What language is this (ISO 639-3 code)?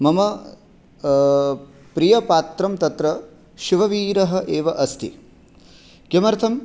san